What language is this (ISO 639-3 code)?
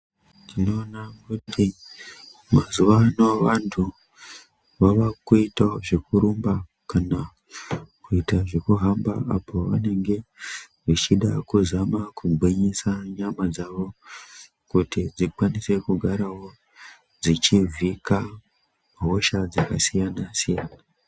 ndc